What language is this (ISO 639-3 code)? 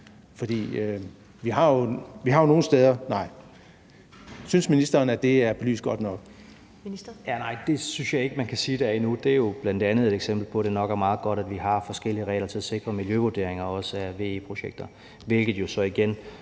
dan